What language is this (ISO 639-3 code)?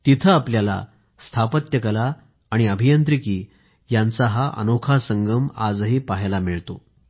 mar